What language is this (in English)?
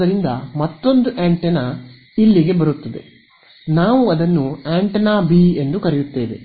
Kannada